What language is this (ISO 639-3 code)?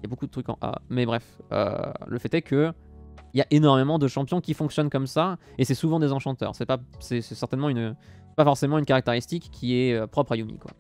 fra